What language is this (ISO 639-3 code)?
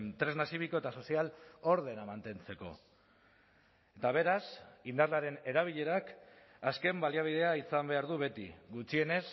eus